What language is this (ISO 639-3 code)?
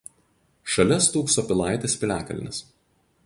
lit